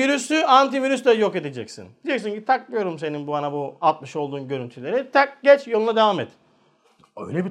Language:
Turkish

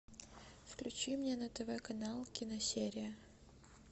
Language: Russian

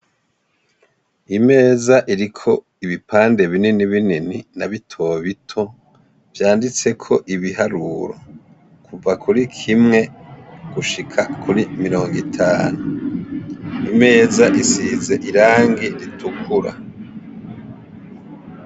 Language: Rundi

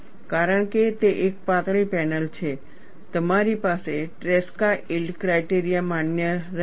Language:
Gujarati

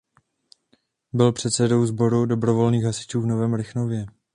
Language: Czech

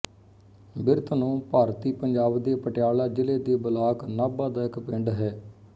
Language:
Punjabi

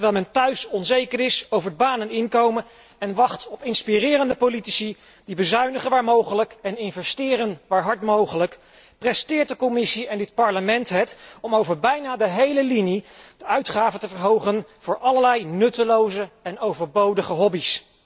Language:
Dutch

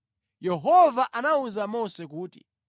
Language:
Nyanja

